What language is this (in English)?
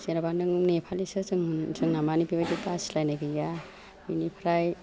Bodo